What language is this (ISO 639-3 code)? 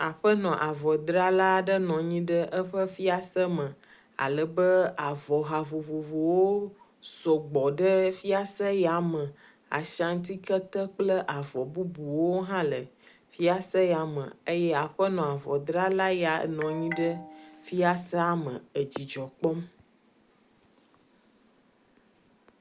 ewe